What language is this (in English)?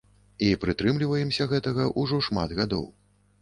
Belarusian